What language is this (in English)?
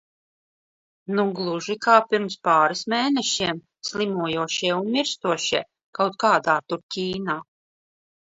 Latvian